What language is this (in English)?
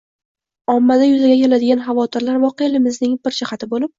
Uzbek